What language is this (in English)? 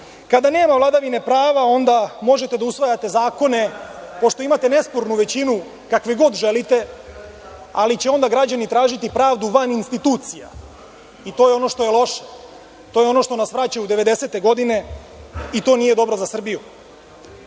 Serbian